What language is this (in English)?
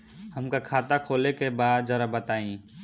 Bhojpuri